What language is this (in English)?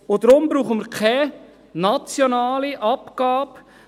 Swiss German